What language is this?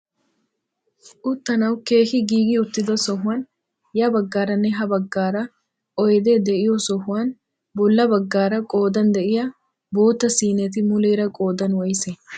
Wolaytta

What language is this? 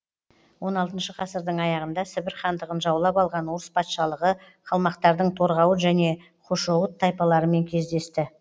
Kazakh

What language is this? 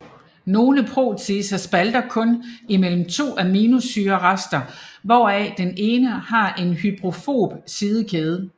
Danish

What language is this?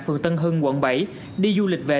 Vietnamese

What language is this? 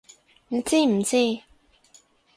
Cantonese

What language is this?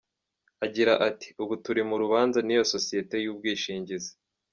Kinyarwanda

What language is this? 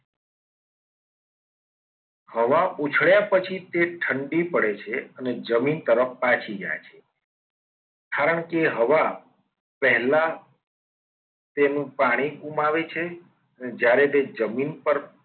Gujarati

